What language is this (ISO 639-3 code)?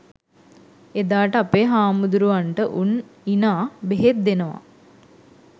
sin